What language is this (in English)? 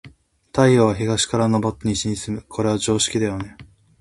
Japanese